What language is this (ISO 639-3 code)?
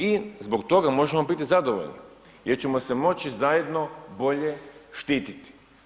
hrv